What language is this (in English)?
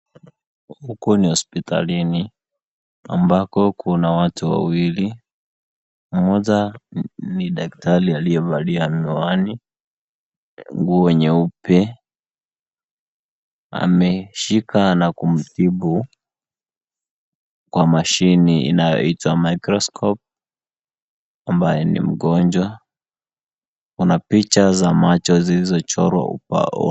Swahili